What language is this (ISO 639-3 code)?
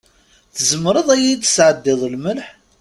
kab